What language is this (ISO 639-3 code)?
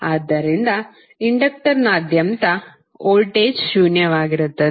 kan